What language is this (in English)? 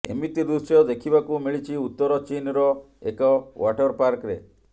Odia